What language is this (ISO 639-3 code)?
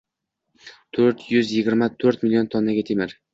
uzb